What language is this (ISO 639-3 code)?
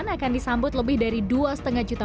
ind